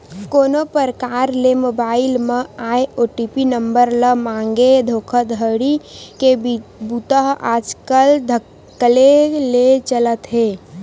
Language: Chhattisgarhi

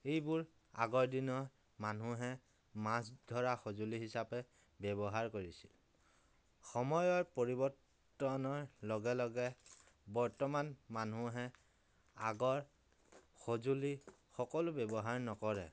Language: Assamese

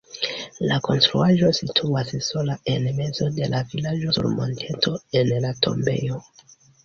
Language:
Esperanto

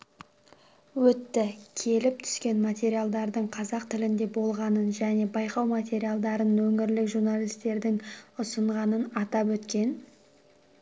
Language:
Kazakh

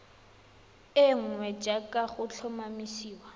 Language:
Tswana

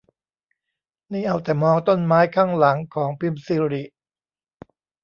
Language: Thai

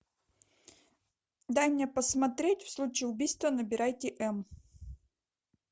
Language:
Russian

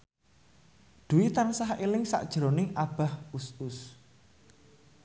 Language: Javanese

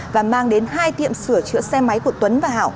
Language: Vietnamese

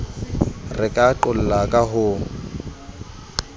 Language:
Southern Sotho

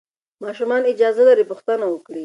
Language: Pashto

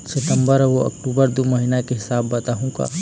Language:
Chhattisgarhi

